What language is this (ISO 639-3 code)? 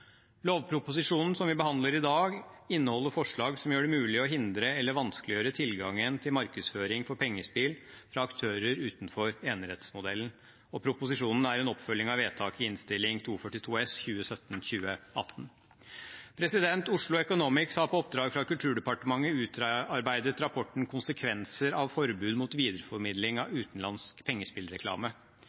nob